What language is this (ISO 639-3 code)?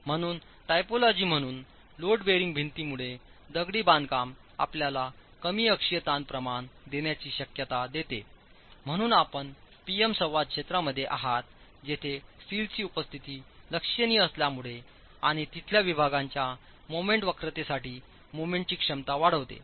mar